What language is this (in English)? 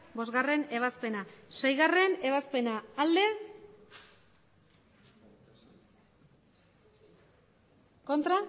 Basque